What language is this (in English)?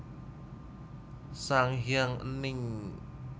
Javanese